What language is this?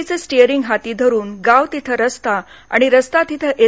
Marathi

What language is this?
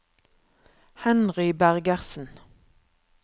Norwegian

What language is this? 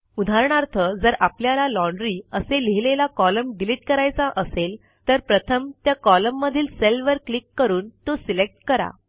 Marathi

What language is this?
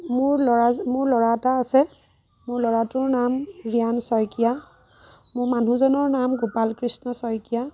Assamese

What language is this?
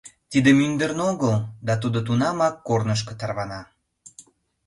Mari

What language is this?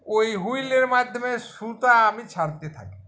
Bangla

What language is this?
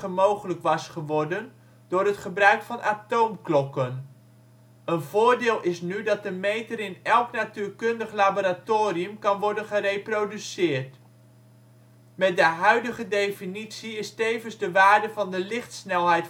Dutch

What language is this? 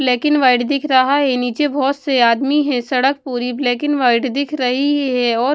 Hindi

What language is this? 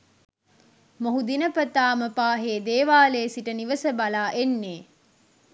Sinhala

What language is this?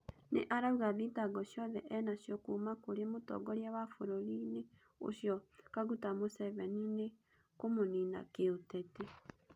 Kikuyu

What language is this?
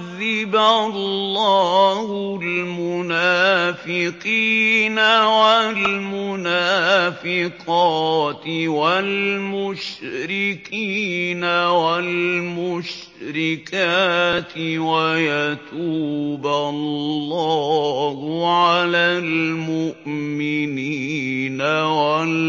Arabic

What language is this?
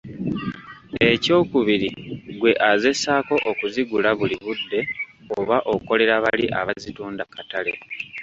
Ganda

